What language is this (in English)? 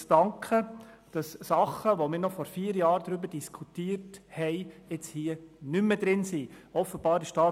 Swiss German